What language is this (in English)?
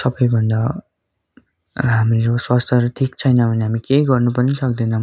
Nepali